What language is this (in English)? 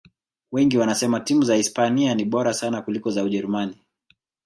Swahili